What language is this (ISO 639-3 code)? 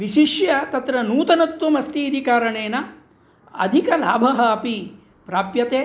san